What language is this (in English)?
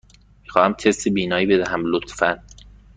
Persian